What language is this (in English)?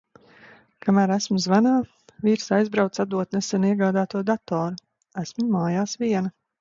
Latvian